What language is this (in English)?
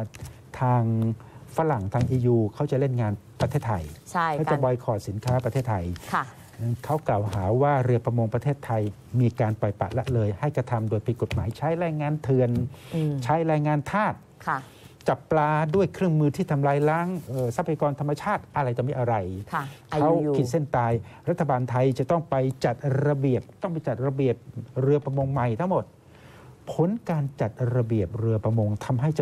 Thai